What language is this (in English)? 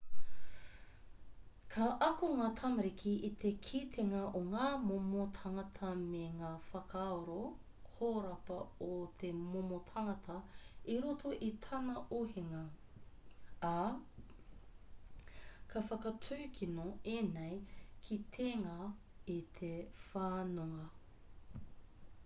Māori